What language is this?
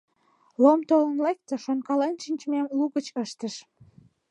Mari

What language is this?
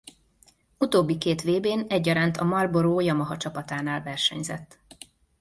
Hungarian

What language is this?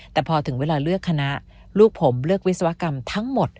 Thai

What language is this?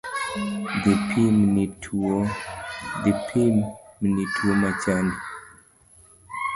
Luo (Kenya and Tanzania)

